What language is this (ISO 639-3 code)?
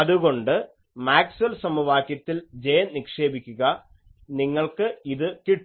mal